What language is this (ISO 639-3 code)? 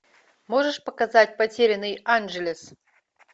rus